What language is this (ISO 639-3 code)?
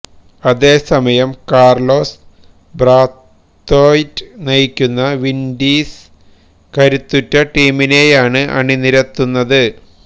mal